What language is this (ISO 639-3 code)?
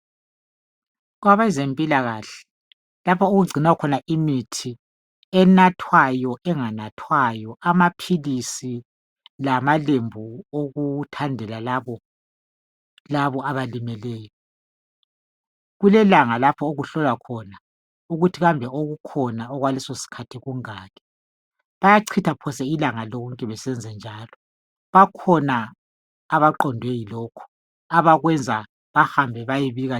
nde